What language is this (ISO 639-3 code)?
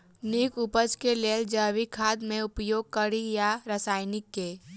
mai